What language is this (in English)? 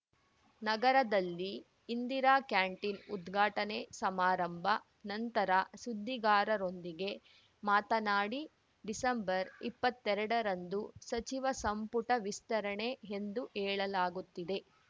Kannada